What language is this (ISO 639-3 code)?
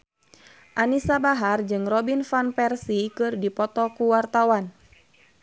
sun